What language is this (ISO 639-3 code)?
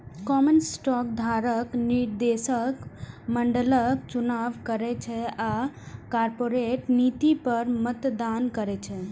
mai